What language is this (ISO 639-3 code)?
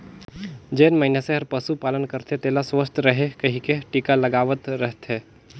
hne